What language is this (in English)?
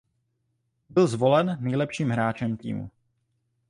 Czech